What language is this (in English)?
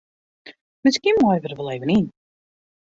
Western Frisian